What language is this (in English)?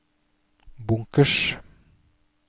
Norwegian